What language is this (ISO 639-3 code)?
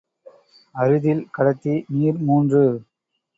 tam